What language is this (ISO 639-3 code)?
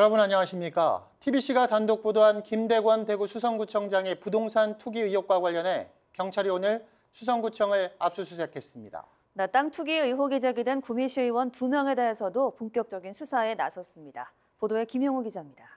kor